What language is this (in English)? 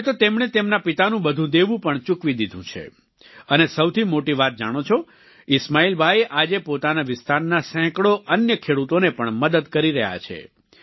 Gujarati